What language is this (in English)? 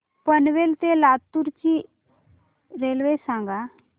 Marathi